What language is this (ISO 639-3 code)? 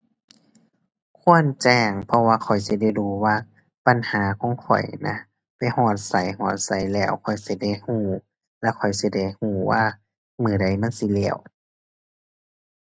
tha